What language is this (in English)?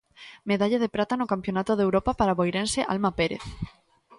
Galician